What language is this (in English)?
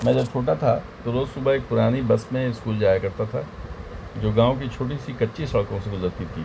Urdu